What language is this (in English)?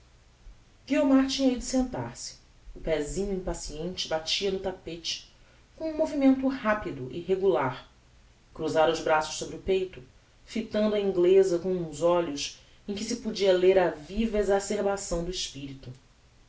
Portuguese